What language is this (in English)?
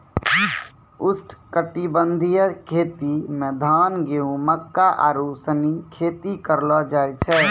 Maithili